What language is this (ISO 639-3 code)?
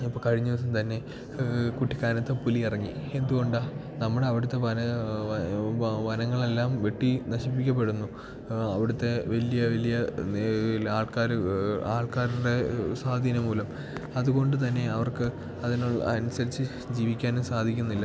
mal